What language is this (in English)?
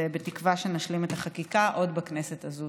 Hebrew